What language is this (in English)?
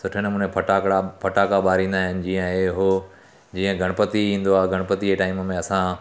Sindhi